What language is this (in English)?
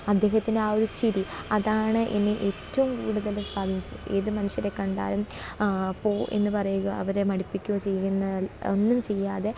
Malayalam